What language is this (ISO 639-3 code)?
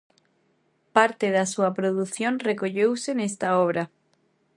glg